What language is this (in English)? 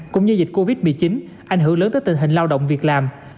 Vietnamese